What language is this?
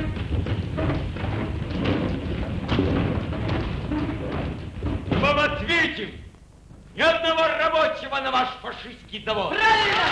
Russian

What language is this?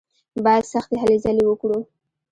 Pashto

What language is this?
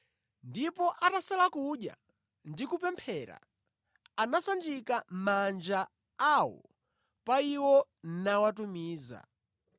Nyanja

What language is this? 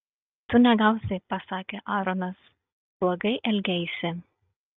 Lithuanian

